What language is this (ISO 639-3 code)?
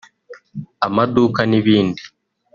kin